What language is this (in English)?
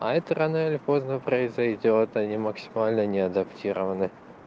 Russian